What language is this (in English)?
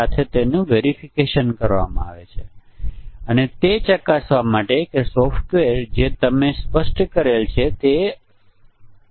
Gujarati